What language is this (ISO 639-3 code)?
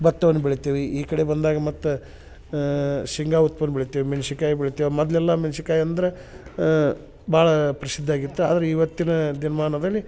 kan